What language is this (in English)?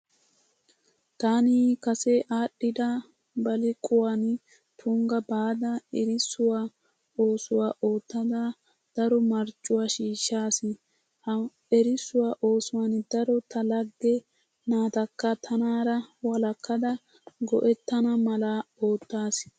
Wolaytta